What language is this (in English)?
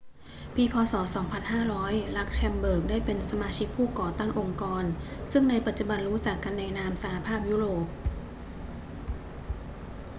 Thai